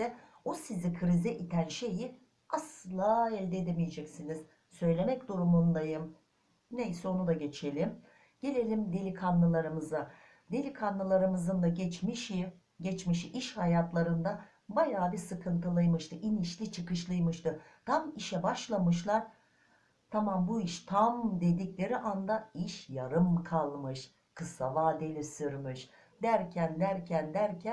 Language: Turkish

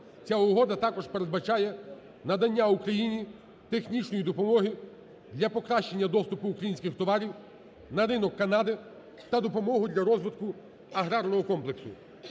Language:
Ukrainian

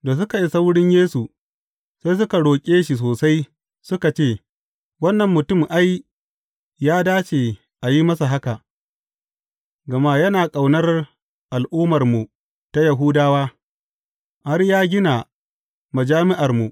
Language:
Hausa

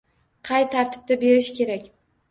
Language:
Uzbek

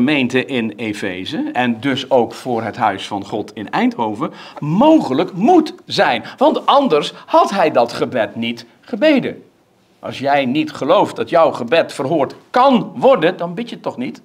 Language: Dutch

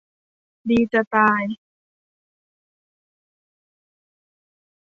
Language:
Thai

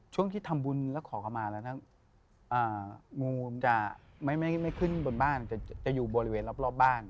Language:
Thai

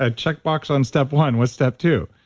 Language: English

